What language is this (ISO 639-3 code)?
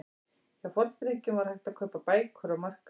isl